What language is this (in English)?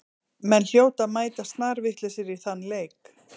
Icelandic